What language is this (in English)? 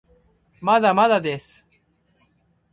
Japanese